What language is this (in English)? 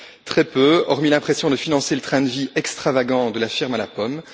French